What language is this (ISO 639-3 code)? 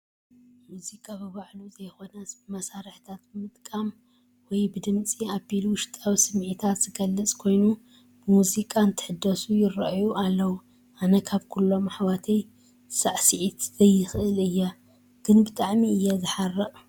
tir